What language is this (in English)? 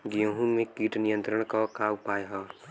Bhojpuri